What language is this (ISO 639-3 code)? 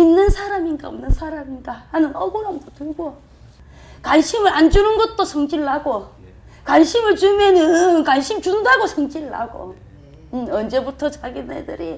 kor